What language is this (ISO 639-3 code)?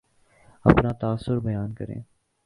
urd